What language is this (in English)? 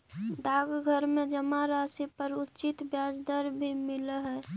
Magahi